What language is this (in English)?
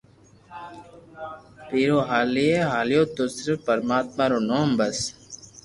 Loarki